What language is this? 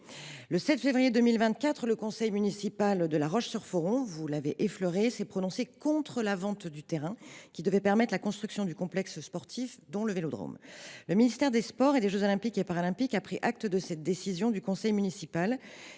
French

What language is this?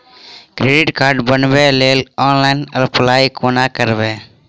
Maithili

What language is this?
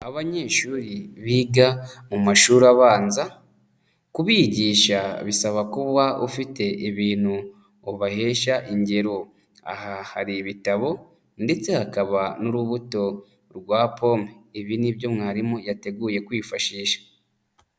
Kinyarwanda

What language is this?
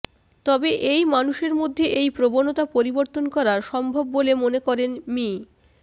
Bangla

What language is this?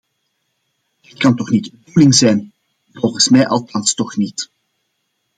Dutch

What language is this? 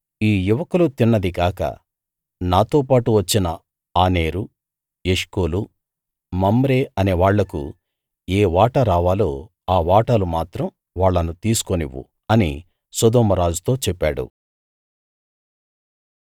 Telugu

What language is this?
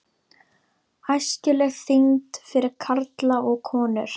Icelandic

